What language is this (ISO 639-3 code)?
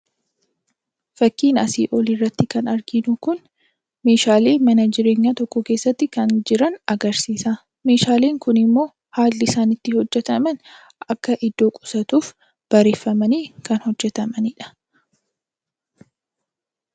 orm